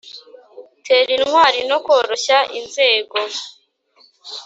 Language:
Kinyarwanda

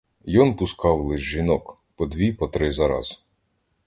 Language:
Ukrainian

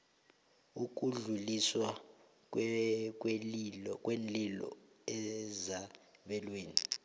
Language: South Ndebele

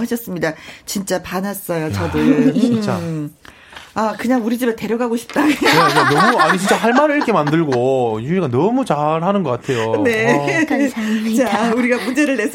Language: Korean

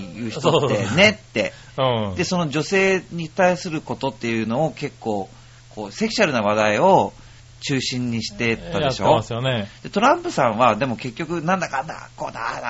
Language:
Japanese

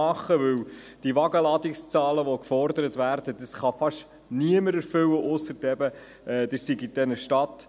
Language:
Swiss German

